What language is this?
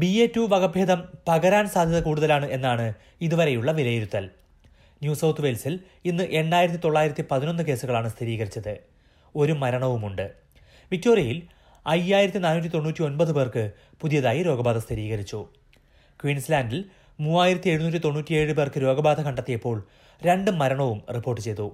Malayalam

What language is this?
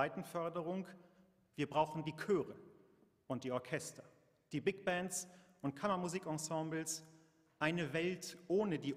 German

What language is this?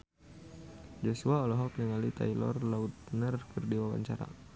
Sundanese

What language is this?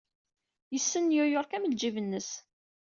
Kabyle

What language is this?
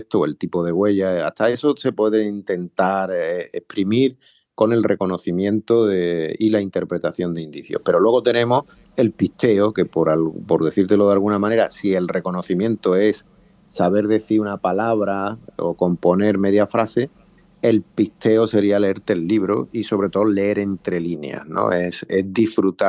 Spanish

